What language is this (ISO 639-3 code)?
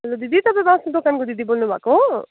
nep